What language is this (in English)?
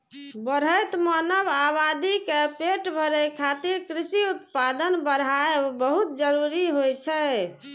Maithili